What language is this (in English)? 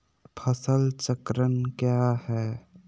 Magahi